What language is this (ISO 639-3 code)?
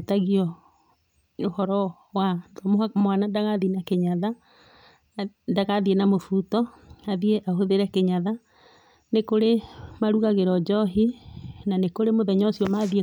kik